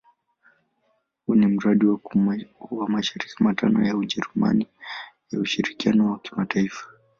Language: Swahili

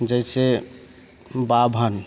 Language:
Maithili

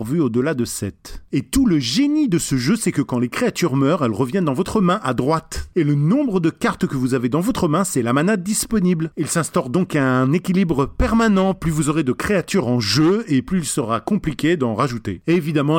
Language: French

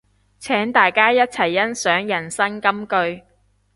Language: Cantonese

